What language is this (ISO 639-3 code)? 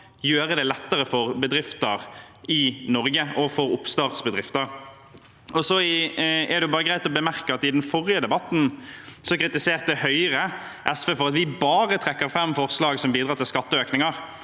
nor